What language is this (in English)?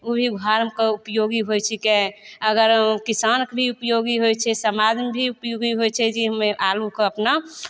Maithili